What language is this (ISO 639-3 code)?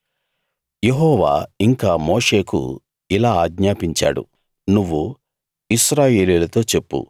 tel